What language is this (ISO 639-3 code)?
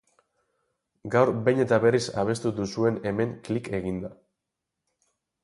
eus